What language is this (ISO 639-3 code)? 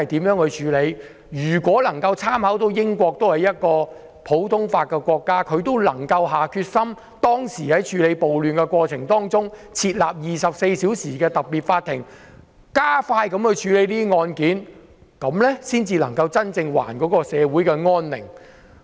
yue